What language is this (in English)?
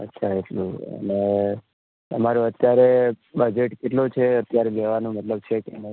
Gujarati